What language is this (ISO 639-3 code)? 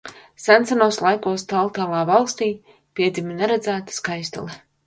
lav